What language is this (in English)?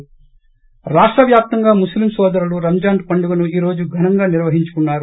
Telugu